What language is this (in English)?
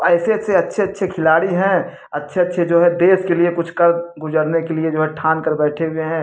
Hindi